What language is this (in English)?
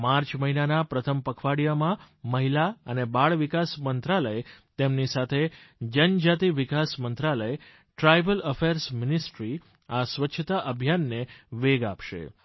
Gujarati